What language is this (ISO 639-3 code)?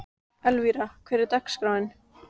isl